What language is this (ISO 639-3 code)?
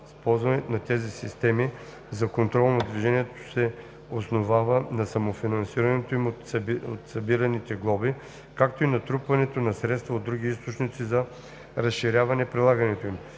bul